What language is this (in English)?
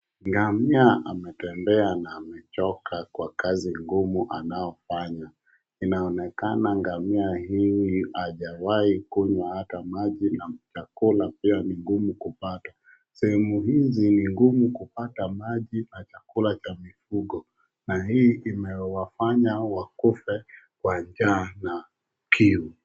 Swahili